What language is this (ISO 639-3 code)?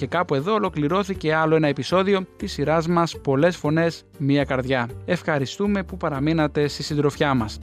ell